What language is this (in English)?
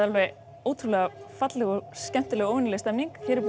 Icelandic